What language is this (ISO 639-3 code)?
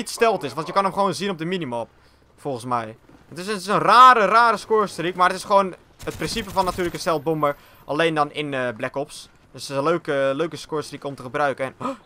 nld